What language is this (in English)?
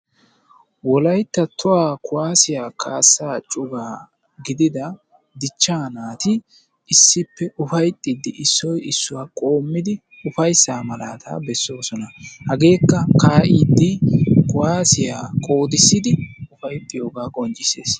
Wolaytta